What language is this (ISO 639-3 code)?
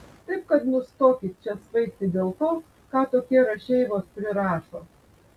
lit